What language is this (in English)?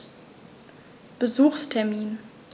German